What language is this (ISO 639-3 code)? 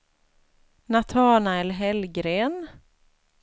swe